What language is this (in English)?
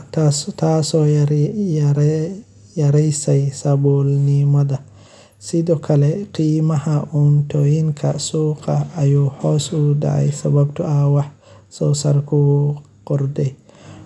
Somali